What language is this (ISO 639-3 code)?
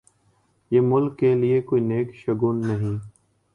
urd